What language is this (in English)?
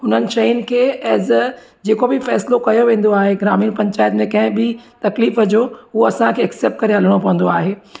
Sindhi